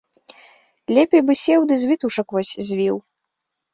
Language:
Belarusian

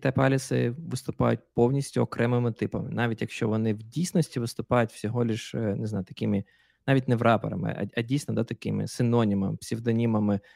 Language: Ukrainian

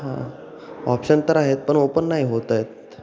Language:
Marathi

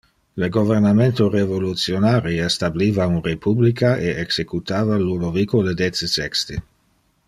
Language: Interlingua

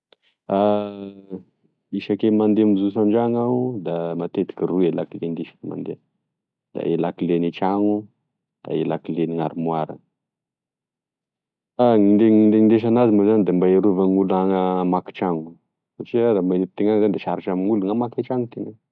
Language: Tesaka Malagasy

